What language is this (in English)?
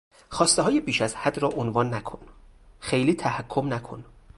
Persian